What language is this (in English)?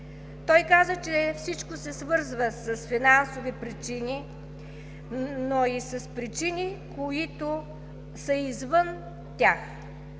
Bulgarian